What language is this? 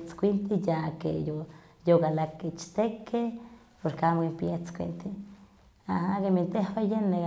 Huaxcaleca Nahuatl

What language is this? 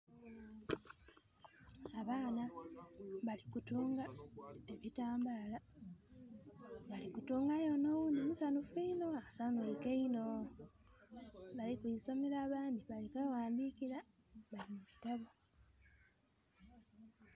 Soga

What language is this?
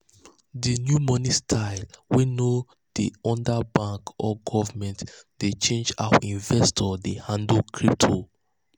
Nigerian Pidgin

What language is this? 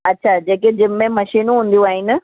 Sindhi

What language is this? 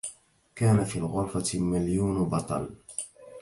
Arabic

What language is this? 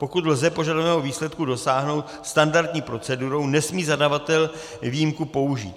Czech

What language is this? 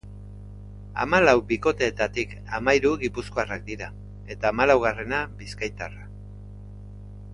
Basque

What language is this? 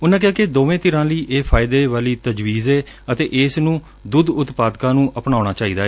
Punjabi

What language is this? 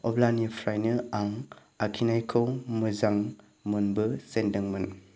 Bodo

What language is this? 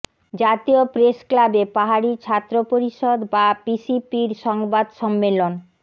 Bangla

